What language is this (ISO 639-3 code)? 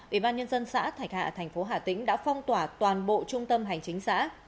vie